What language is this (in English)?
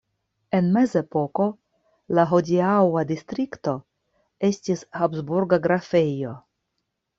Esperanto